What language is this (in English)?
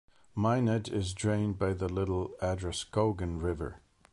English